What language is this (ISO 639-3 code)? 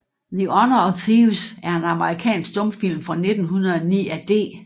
dan